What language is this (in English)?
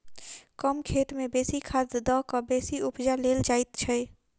Maithili